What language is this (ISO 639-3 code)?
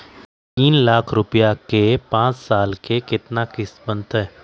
mag